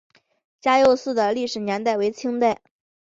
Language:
Chinese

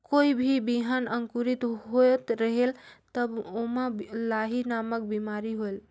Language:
Chhattisgarhi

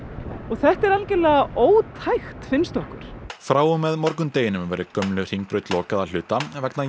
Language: Icelandic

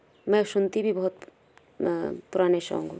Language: Hindi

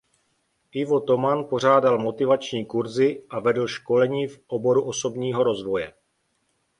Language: Czech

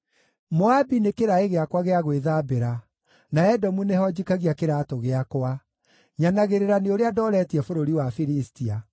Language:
Kikuyu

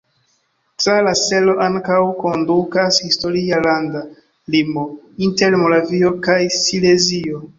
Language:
Esperanto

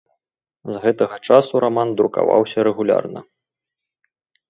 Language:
Belarusian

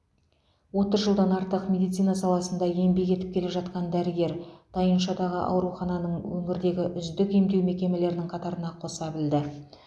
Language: Kazakh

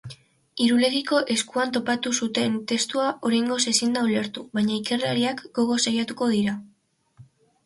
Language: Basque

